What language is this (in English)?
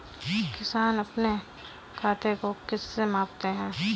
Hindi